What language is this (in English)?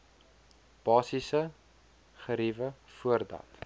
Afrikaans